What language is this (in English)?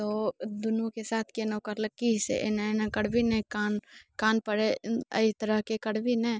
Maithili